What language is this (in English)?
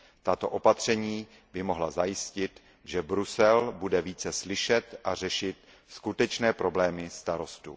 Czech